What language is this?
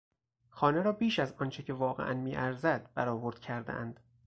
Persian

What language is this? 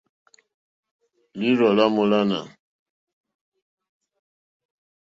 Mokpwe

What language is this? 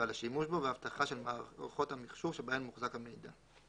Hebrew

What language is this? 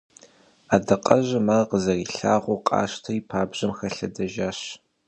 Kabardian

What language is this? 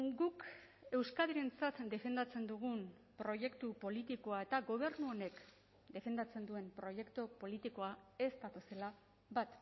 Basque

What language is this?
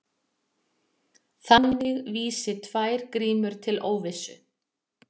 Icelandic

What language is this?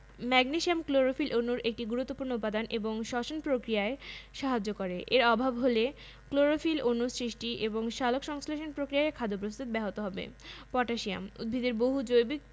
Bangla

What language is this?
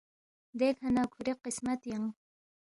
Balti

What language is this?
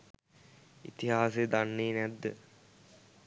Sinhala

